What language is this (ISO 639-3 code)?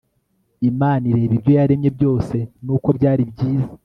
kin